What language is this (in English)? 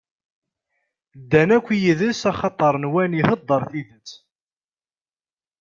Kabyle